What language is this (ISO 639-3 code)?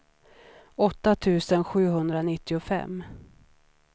swe